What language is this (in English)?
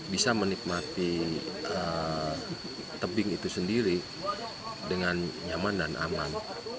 Indonesian